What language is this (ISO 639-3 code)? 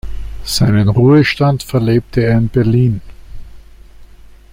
deu